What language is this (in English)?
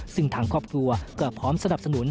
Thai